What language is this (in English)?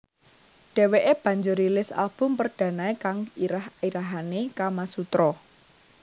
Javanese